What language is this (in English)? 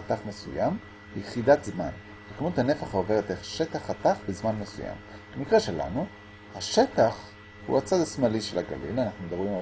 Hebrew